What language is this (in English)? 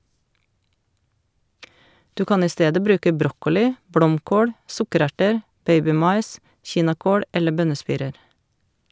Norwegian